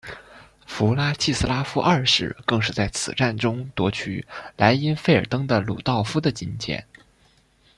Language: Chinese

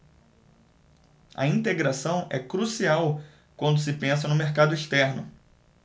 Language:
Portuguese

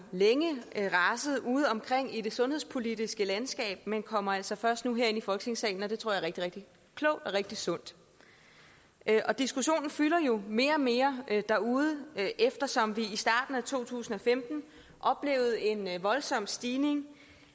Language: Danish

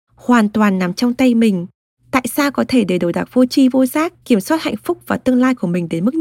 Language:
Vietnamese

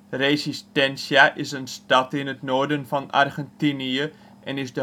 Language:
Dutch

